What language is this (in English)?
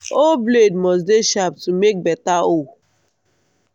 Nigerian Pidgin